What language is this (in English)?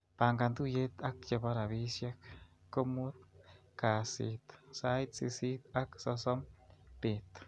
Kalenjin